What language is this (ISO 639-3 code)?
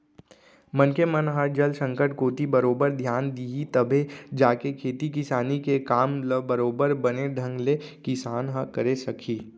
hne